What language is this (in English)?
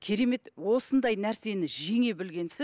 Kazakh